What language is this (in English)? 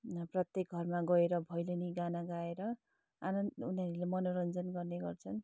Nepali